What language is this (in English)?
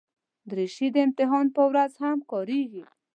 Pashto